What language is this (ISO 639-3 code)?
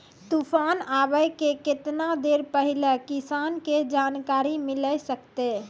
mai